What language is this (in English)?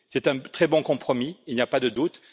French